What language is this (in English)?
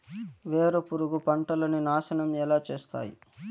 Telugu